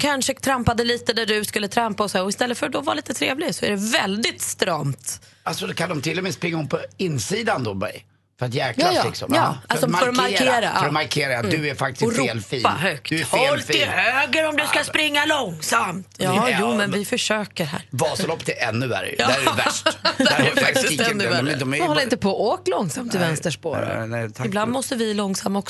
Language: Swedish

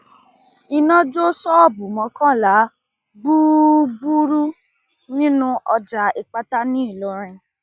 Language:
Yoruba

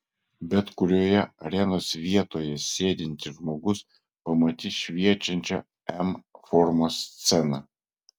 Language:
Lithuanian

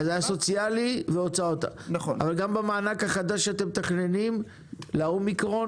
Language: Hebrew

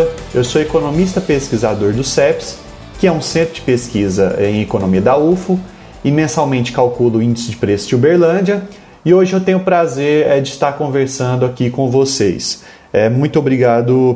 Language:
Portuguese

